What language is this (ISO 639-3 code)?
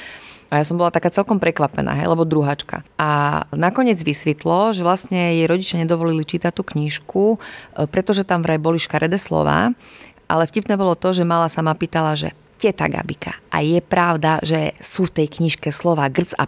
slk